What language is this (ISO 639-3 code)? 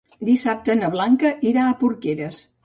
cat